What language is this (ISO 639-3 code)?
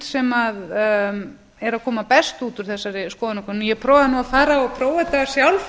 isl